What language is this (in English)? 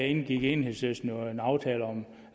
Danish